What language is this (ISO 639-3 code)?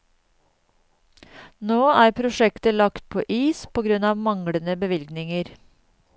nor